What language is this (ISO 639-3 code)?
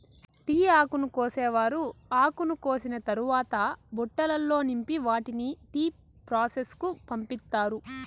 tel